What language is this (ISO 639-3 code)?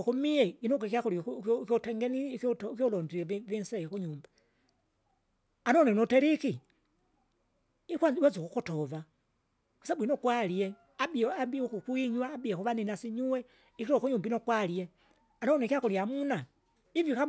zga